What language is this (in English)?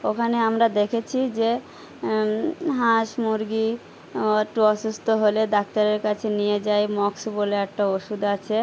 Bangla